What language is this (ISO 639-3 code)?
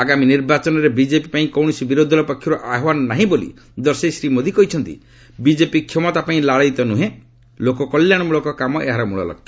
ori